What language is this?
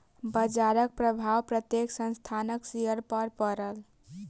Maithili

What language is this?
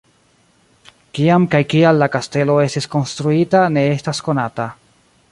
Esperanto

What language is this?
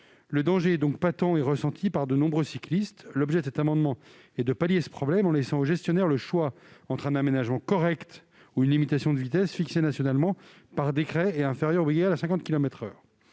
French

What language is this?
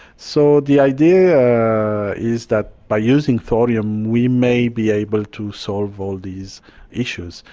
English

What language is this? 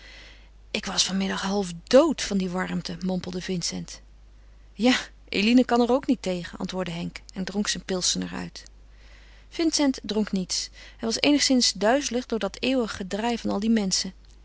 Dutch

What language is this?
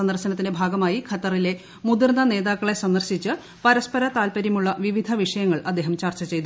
Malayalam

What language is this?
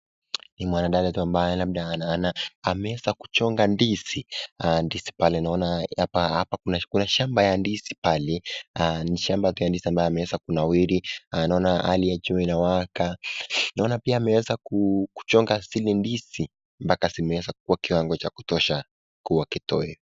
Swahili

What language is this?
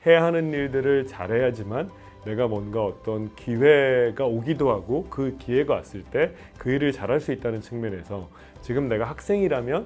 Korean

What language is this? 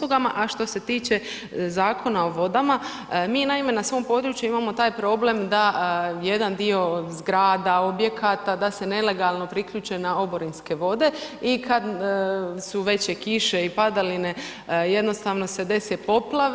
Croatian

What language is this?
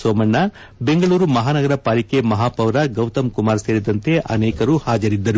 Kannada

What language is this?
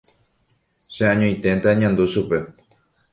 Guarani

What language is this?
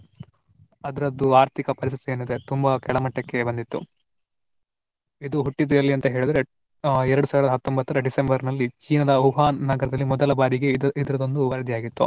Kannada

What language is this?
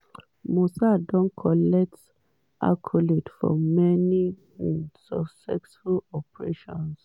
Nigerian Pidgin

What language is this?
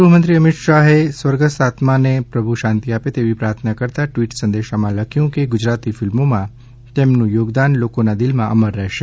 Gujarati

